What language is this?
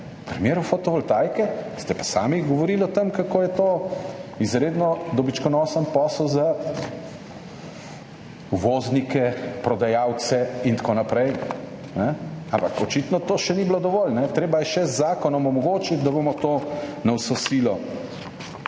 Slovenian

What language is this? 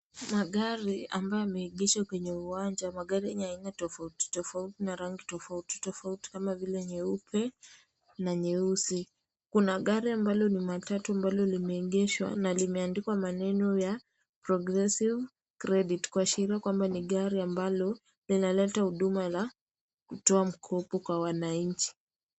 Swahili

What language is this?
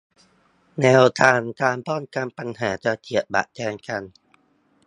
Thai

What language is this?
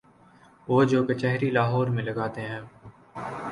Urdu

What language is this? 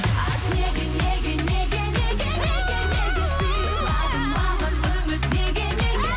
Kazakh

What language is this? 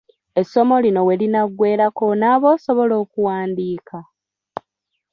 Ganda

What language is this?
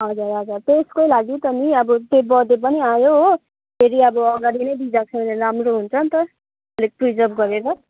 Nepali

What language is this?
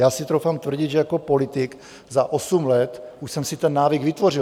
Czech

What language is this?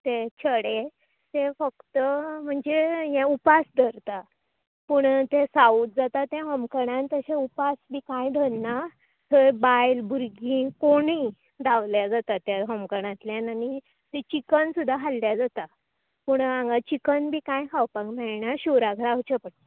Konkani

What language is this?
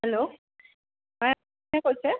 Assamese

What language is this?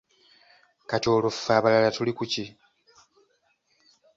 Ganda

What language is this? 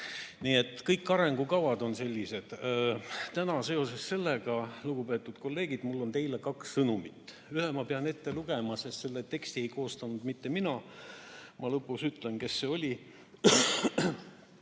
Estonian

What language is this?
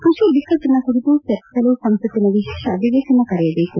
Kannada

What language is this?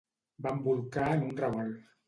Catalan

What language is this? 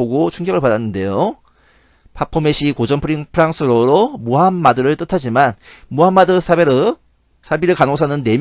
Korean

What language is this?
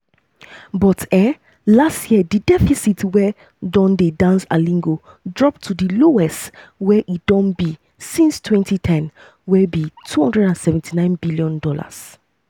Nigerian Pidgin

